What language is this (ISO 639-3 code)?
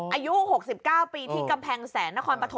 tha